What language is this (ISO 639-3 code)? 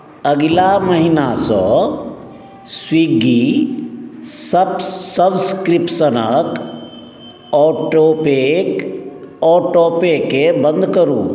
mai